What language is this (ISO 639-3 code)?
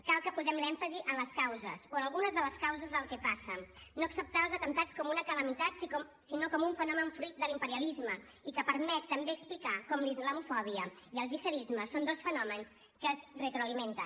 cat